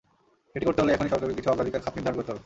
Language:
Bangla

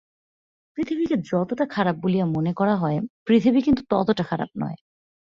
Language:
Bangla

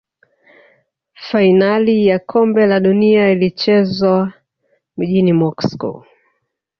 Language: Swahili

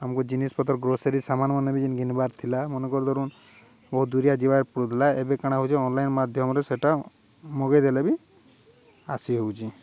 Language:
Odia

